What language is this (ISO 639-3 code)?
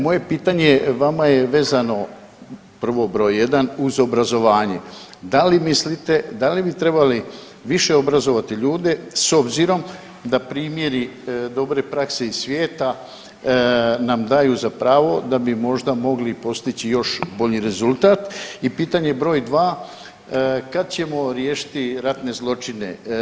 hrv